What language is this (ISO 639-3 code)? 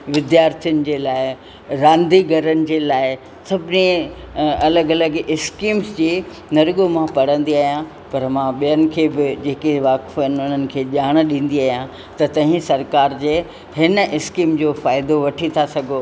snd